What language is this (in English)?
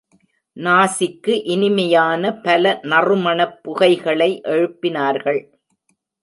Tamil